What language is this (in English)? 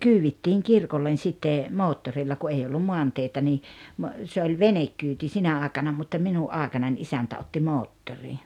Finnish